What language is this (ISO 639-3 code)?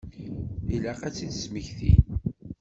kab